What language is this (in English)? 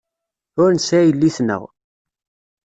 Kabyle